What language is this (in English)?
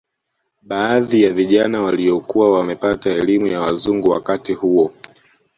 Swahili